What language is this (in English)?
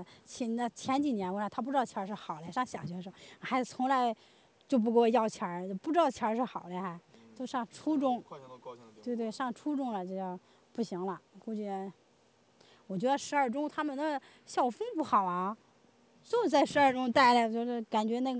Chinese